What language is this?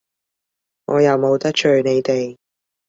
Cantonese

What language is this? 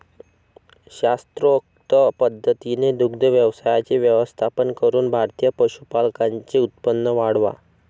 Marathi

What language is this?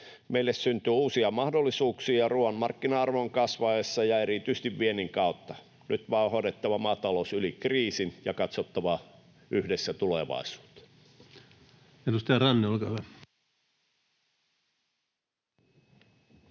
Finnish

